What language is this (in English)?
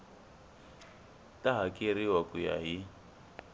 Tsonga